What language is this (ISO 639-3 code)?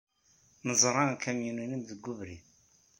kab